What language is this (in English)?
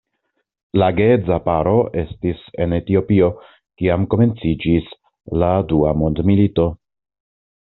Esperanto